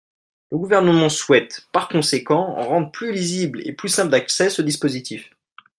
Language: French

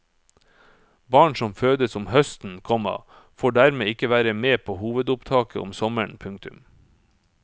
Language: Norwegian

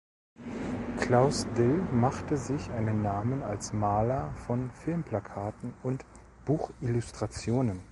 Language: German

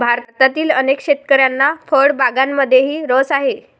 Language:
Marathi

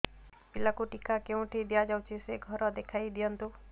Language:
Odia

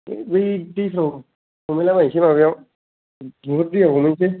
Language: Bodo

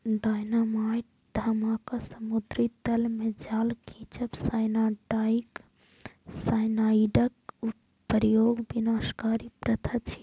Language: Maithili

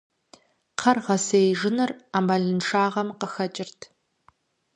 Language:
Kabardian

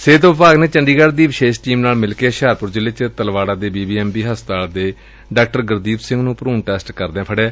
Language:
Punjabi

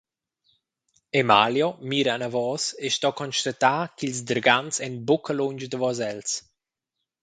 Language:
Romansh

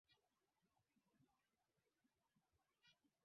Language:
Swahili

